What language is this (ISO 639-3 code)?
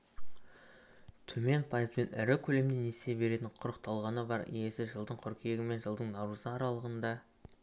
kaz